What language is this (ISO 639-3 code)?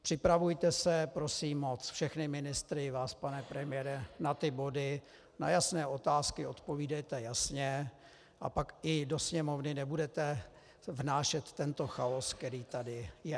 ces